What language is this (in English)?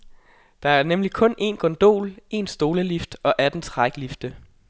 Danish